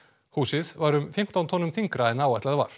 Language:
Icelandic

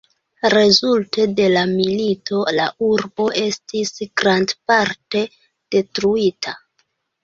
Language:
Esperanto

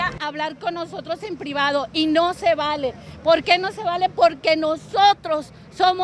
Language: Spanish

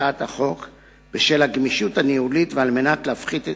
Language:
Hebrew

